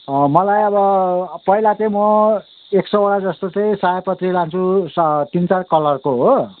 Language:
Nepali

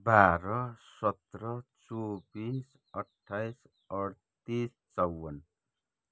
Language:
Nepali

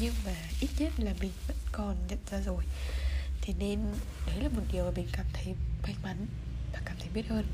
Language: Vietnamese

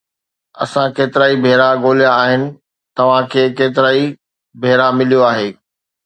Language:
Sindhi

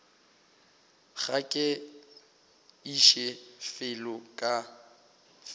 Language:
Northern Sotho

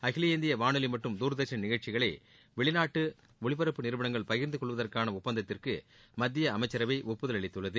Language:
Tamil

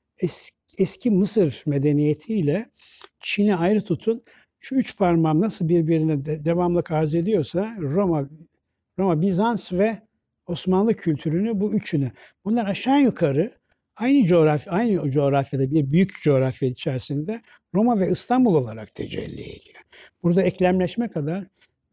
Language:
Turkish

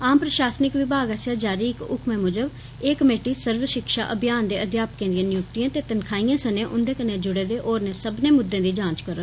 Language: Dogri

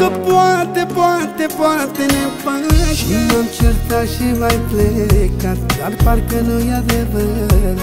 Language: Romanian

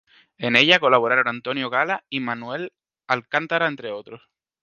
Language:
Spanish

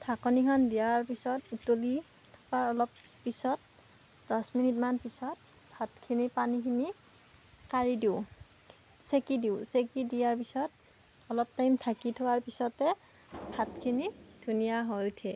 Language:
Assamese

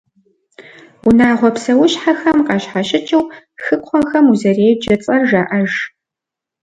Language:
Kabardian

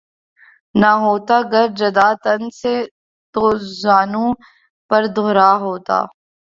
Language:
Urdu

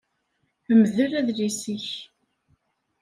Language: Kabyle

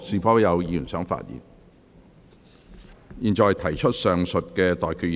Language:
Cantonese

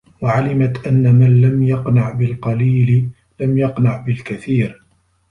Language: Arabic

